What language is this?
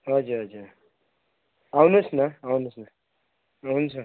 Nepali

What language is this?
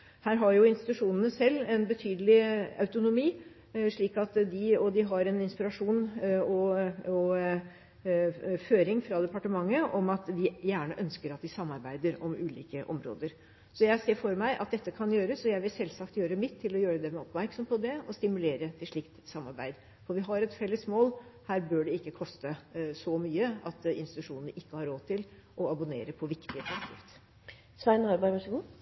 Norwegian Bokmål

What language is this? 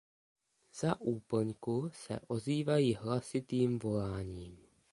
Czech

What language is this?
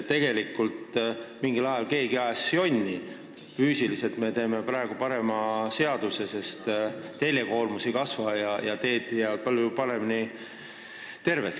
Estonian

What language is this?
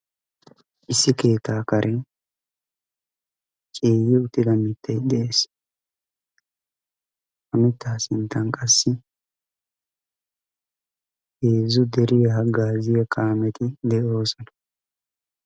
Wolaytta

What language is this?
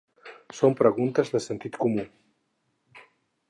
Catalan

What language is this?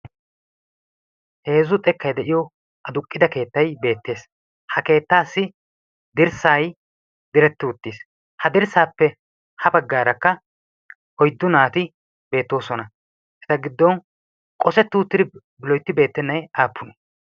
Wolaytta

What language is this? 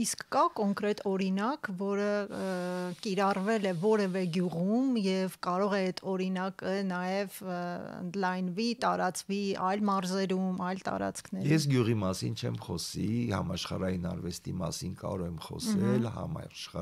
Romanian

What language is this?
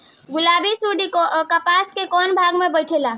Bhojpuri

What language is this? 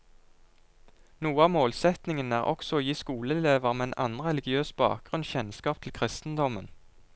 Norwegian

